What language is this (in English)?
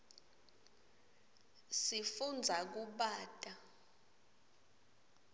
Swati